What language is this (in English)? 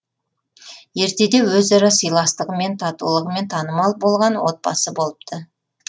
Kazakh